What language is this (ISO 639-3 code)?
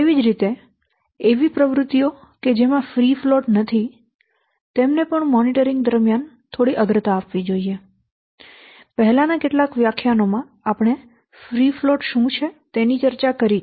guj